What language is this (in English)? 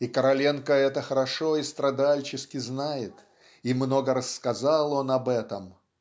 Russian